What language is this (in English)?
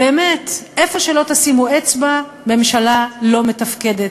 Hebrew